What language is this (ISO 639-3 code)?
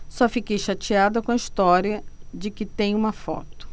por